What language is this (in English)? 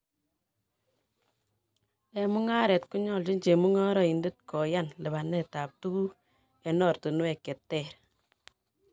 Kalenjin